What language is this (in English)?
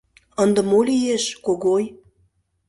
Mari